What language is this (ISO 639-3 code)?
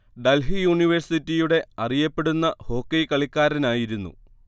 mal